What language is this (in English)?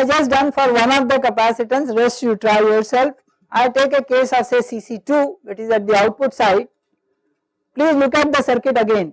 English